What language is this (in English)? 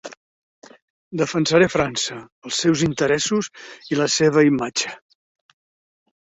Catalan